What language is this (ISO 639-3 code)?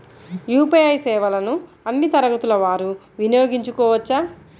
tel